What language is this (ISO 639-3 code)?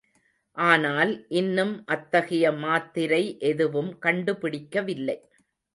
tam